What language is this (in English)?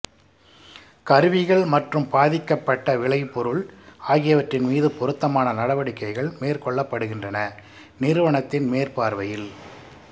Tamil